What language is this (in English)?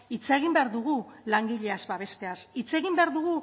Basque